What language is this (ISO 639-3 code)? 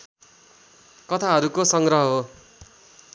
nep